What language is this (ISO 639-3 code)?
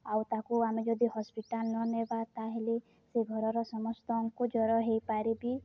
ori